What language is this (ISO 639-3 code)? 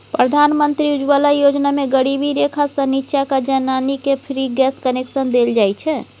mai